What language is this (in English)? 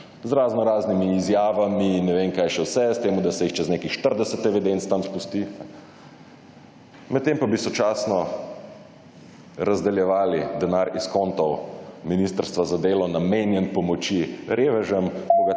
Slovenian